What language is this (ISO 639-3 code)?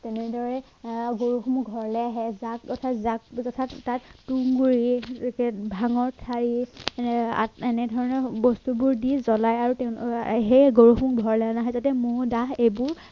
asm